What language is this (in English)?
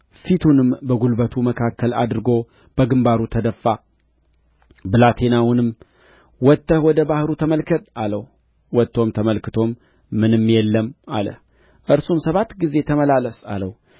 Amharic